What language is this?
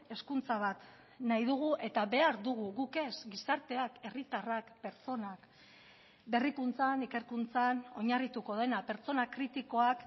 Basque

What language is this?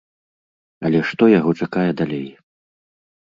Belarusian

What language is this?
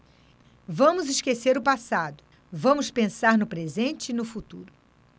Portuguese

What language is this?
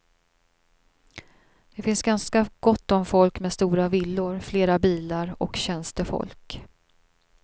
Swedish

